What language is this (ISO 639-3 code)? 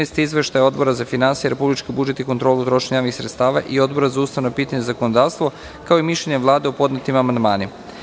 srp